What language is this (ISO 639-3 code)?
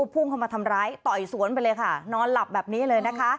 tha